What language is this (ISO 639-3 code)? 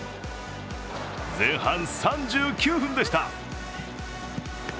jpn